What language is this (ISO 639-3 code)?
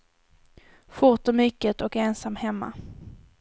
swe